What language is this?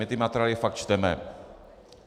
Czech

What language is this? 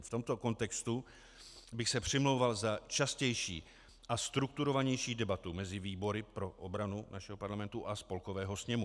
Czech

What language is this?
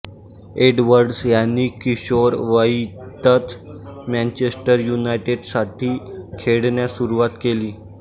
Marathi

